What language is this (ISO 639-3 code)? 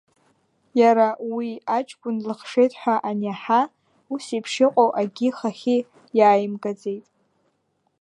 abk